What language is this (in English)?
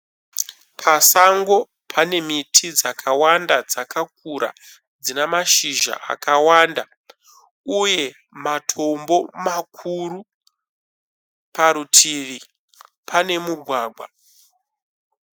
Shona